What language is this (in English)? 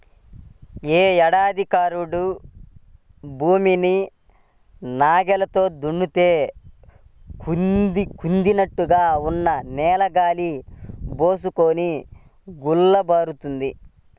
Telugu